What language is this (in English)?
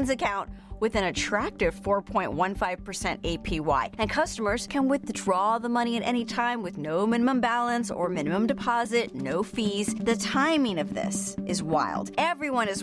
Chinese